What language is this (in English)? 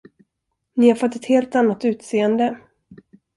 Swedish